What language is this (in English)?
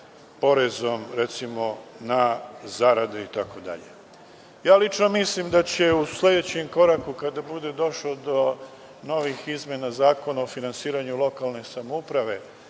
Serbian